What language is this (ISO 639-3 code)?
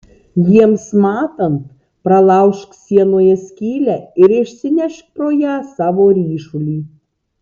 lit